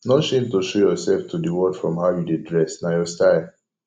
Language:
Nigerian Pidgin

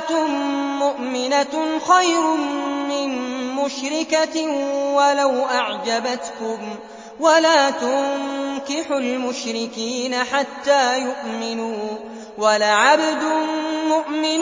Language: Arabic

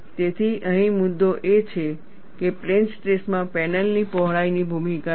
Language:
Gujarati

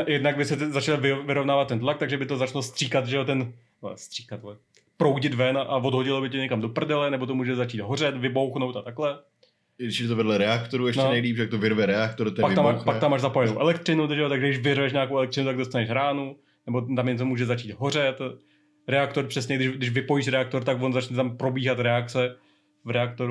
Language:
Czech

